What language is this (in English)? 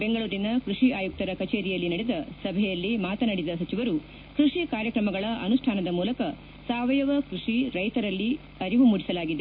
Kannada